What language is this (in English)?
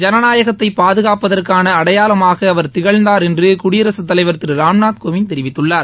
Tamil